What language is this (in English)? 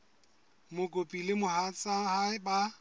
Southern Sotho